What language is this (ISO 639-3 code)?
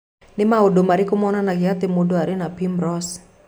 kik